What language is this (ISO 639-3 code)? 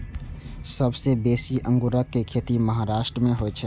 mai